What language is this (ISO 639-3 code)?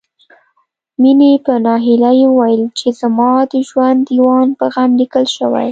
pus